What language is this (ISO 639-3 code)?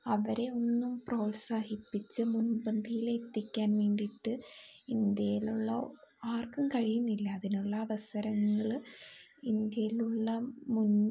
mal